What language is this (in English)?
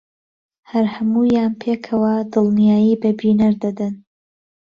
Central Kurdish